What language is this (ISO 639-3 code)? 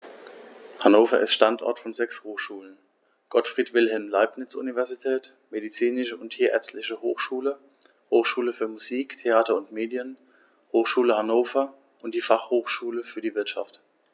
deu